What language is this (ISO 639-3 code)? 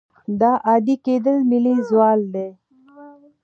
pus